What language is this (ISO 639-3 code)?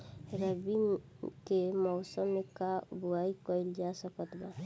bho